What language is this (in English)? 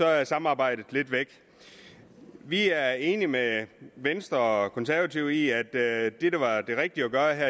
Danish